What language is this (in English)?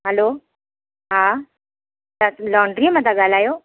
Sindhi